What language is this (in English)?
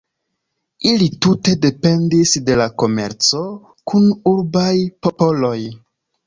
Esperanto